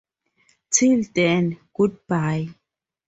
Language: English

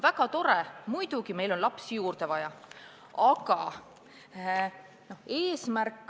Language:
Estonian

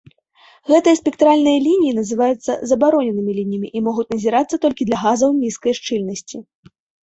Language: Belarusian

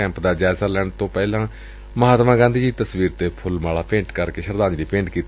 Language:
Punjabi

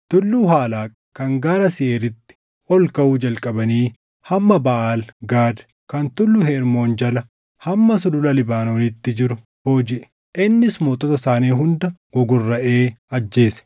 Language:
Oromo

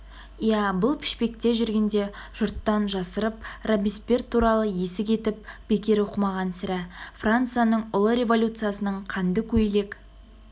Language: Kazakh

